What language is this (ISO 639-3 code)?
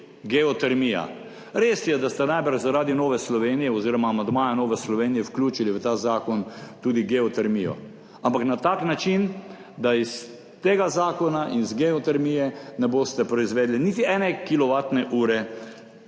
slv